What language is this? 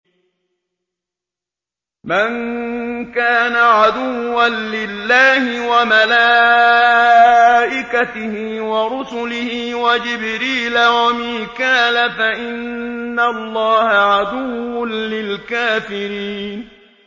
Arabic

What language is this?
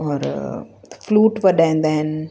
Sindhi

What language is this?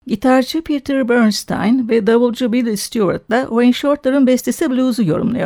Turkish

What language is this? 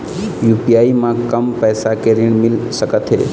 Chhattisgarhi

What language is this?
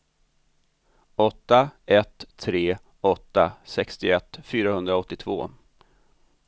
Swedish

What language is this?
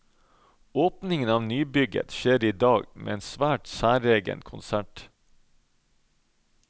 Norwegian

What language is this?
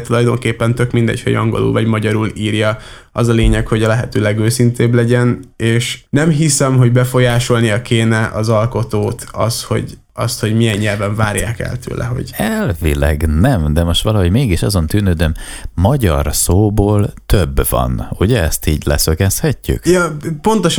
Hungarian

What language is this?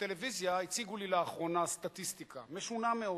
Hebrew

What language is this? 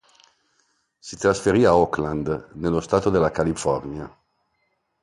Italian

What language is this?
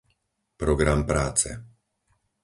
Slovak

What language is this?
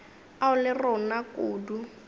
Northern Sotho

